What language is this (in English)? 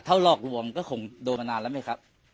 Thai